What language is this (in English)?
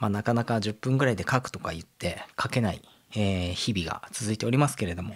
Japanese